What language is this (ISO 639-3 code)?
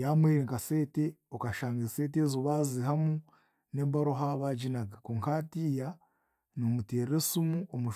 cgg